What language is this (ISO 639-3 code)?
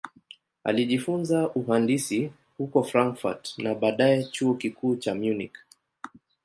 swa